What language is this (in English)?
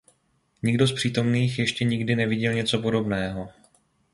Czech